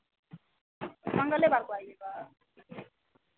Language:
Hindi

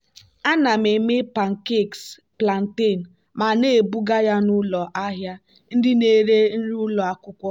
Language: Igbo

